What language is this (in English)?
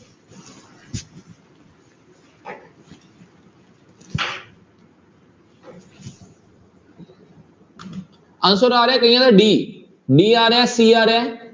Punjabi